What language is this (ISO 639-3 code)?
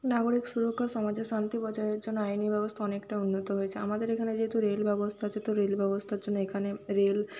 ben